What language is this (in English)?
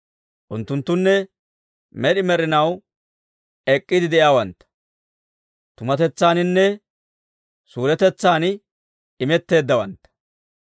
Dawro